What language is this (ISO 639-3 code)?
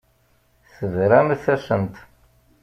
kab